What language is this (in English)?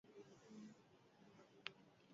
Basque